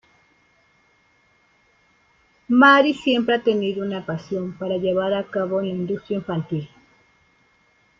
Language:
Spanish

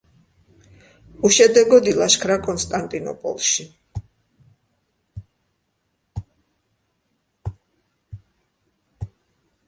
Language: Georgian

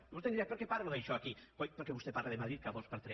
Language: Catalan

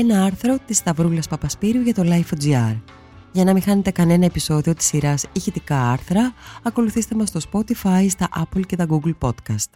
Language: Greek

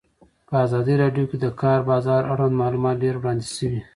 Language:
Pashto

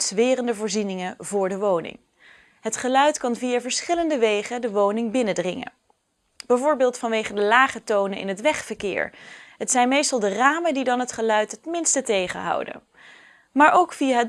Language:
Dutch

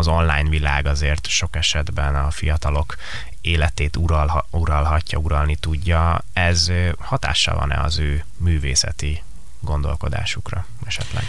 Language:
Hungarian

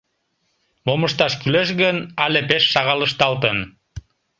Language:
Mari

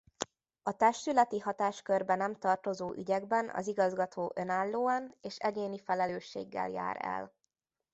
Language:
Hungarian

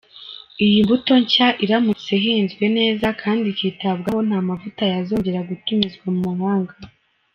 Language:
Kinyarwanda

